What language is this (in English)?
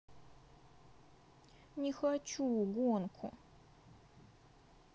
Russian